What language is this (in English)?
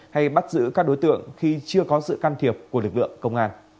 Vietnamese